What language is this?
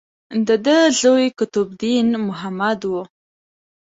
Pashto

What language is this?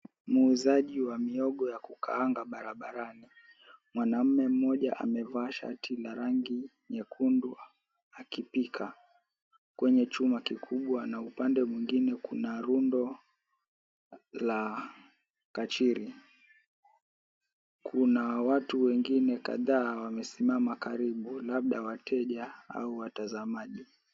Swahili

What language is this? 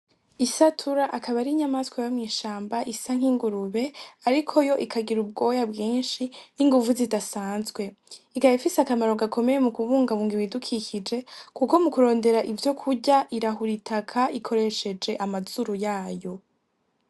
Rundi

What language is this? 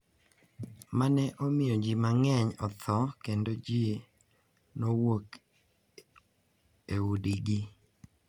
Luo (Kenya and Tanzania)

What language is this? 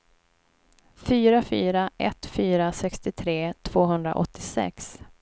Swedish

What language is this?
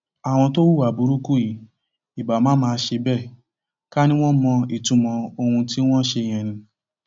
Yoruba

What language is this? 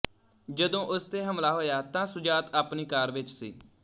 Punjabi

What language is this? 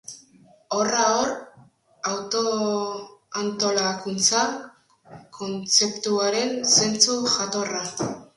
Basque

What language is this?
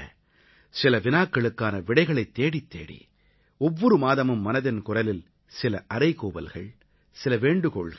Tamil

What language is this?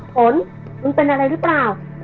Thai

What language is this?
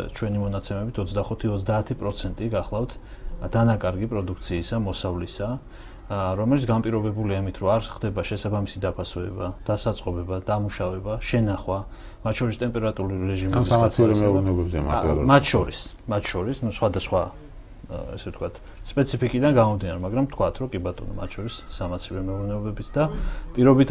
Persian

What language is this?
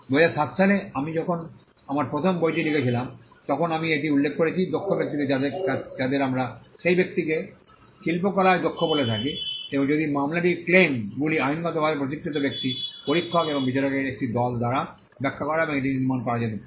Bangla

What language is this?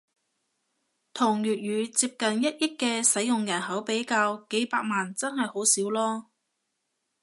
Cantonese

